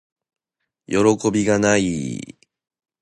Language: Japanese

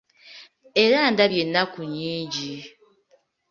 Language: Ganda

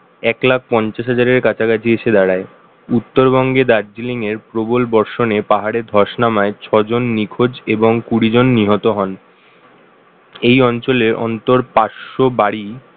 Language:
Bangla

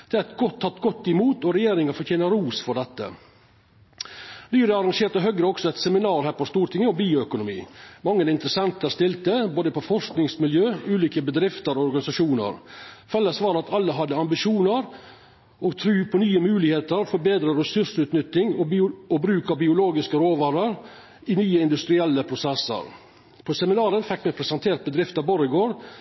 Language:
Norwegian Nynorsk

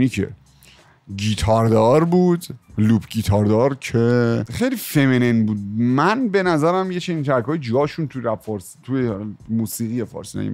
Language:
Persian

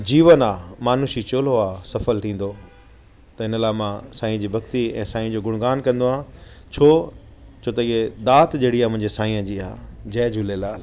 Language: Sindhi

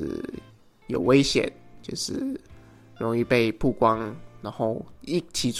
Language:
Chinese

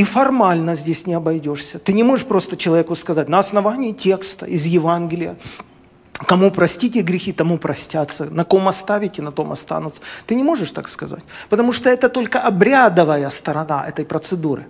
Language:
Russian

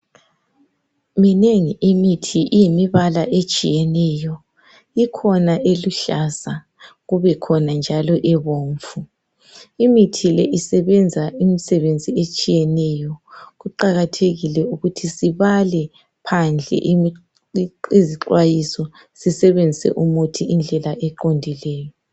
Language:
North Ndebele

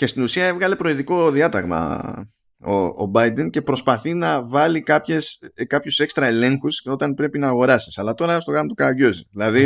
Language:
Greek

